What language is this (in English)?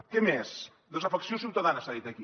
Catalan